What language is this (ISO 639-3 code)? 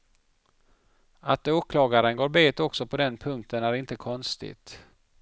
swe